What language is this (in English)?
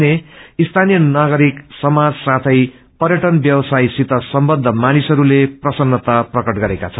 Nepali